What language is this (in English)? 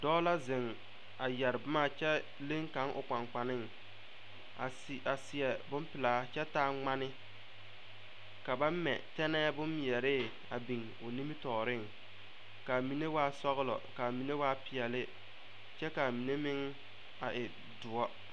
Southern Dagaare